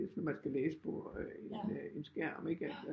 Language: Danish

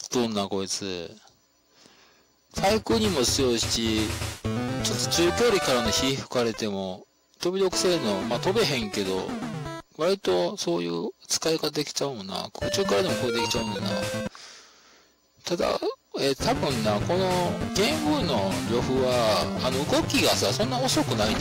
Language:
Japanese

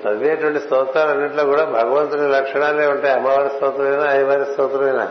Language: Telugu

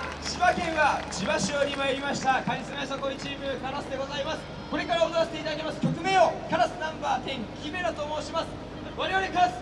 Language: Japanese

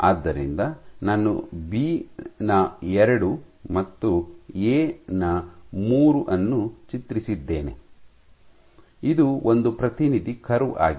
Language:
Kannada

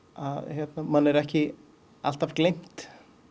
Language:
Icelandic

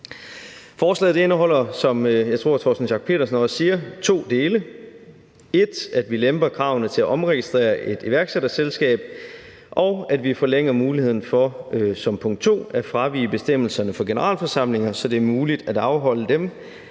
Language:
Danish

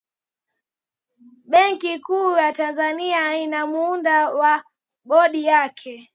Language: Swahili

